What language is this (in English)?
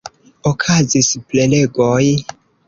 Esperanto